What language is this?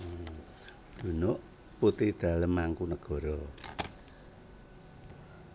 Javanese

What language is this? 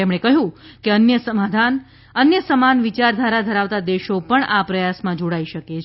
Gujarati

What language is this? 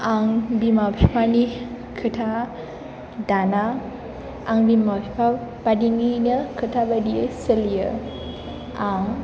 Bodo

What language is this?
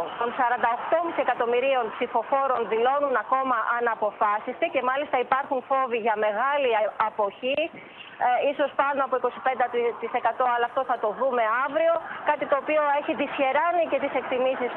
Greek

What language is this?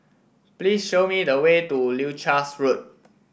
English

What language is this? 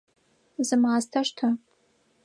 Adyghe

